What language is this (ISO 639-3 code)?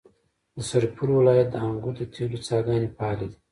pus